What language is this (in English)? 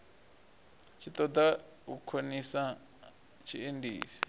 Venda